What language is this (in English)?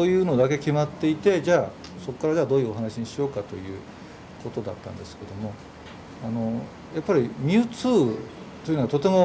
Japanese